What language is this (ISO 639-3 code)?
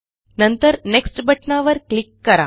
mar